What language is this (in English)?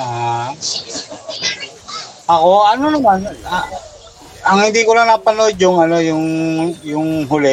Filipino